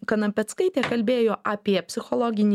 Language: Lithuanian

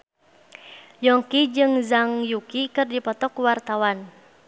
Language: Sundanese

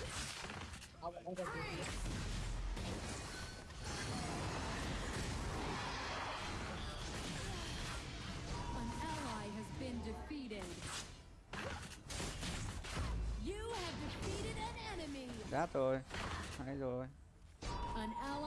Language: Vietnamese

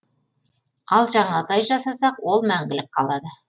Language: Kazakh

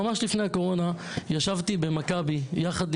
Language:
Hebrew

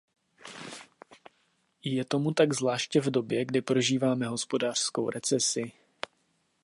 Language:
Czech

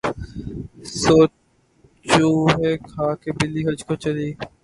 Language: Urdu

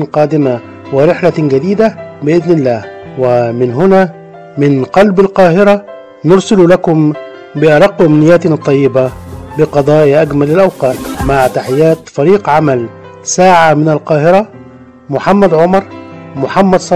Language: Arabic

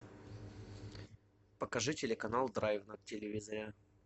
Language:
Russian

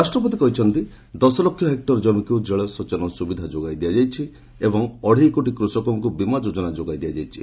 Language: Odia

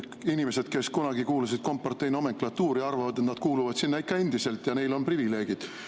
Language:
Estonian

